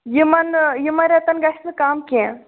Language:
Kashmiri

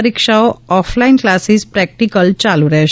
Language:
Gujarati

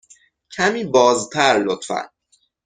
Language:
Persian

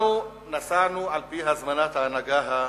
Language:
Hebrew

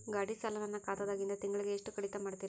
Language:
Kannada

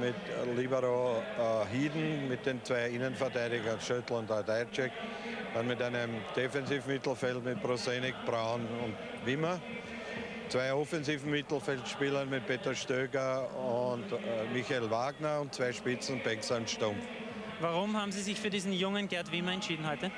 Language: German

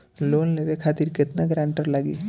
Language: Bhojpuri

